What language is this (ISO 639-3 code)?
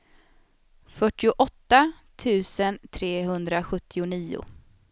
swe